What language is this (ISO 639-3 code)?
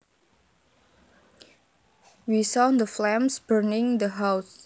jav